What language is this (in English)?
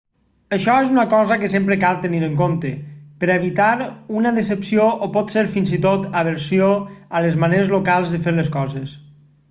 Catalan